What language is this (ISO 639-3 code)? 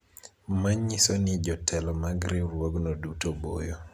luo